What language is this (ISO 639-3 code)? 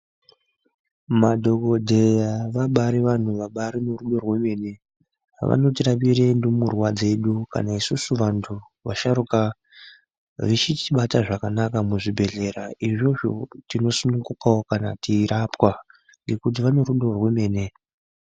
ndc